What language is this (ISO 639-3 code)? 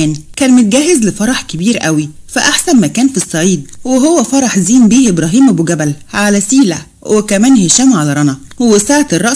ara